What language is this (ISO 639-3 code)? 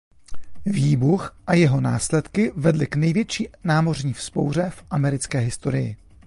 ces